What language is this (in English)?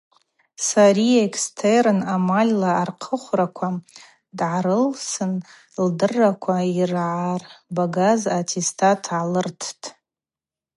Abaza